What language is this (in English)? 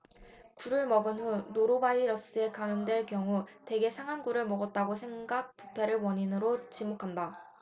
Korean